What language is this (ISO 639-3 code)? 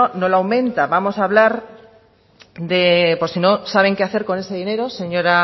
spa